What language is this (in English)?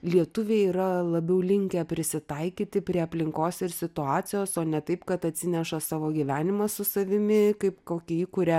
Lithuanian